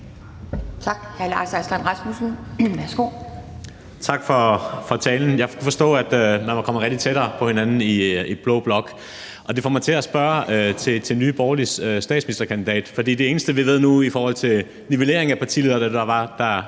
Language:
Danish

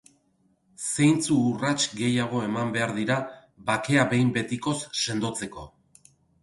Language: Basque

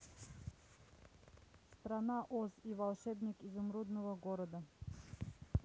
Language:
Russian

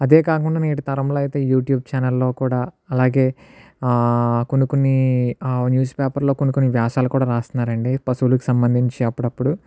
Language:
Telugu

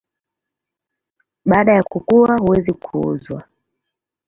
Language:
Swahili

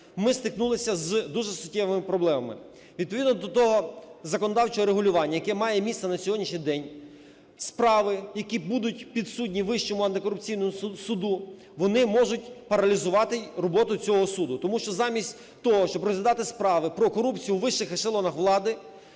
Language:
Ukrainian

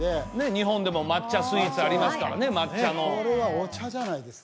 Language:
Japanese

